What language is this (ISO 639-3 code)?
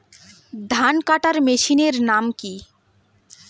ben